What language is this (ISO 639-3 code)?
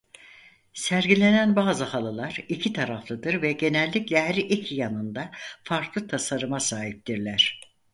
tur